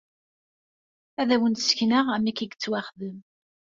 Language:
Kabyle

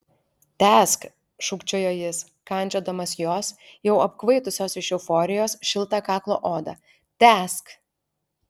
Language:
Lithuanian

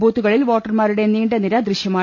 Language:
Malayalam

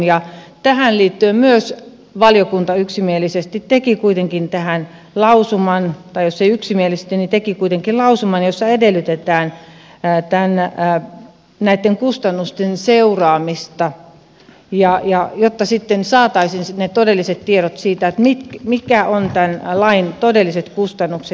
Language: Finnish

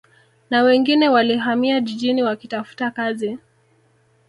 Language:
Swahili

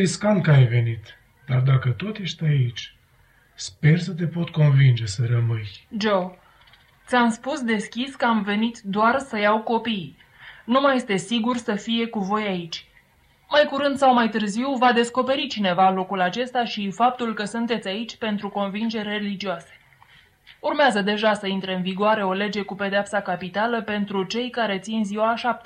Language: Romanian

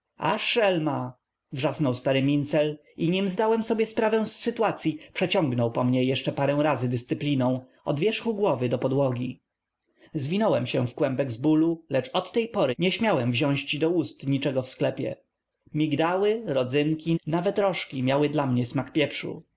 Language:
Polish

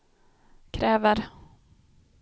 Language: Swedish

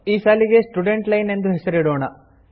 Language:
Kannada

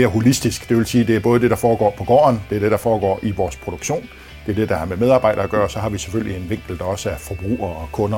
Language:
Danish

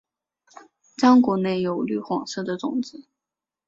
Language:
Chinese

